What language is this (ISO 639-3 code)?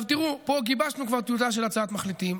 heb